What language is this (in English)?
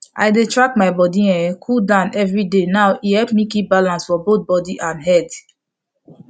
Nigerian Pidgin